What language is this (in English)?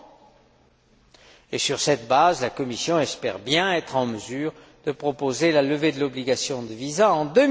French